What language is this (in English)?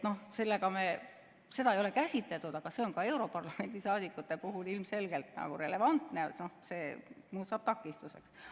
Estonian